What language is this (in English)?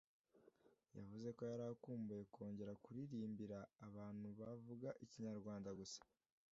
Kinyarwanda